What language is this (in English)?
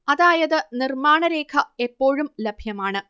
Malayalam